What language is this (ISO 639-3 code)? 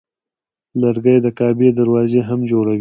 pus